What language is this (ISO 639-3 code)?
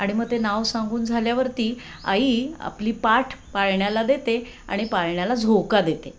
mar